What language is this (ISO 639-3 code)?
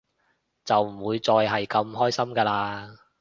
yue